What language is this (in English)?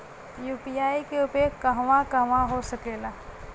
Bhojpuri